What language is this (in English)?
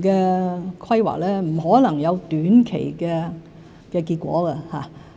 Cantonese